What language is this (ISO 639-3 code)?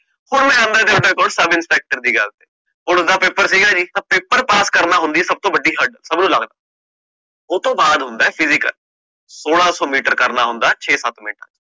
pan